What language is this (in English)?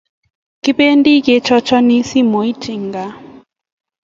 Kalenjin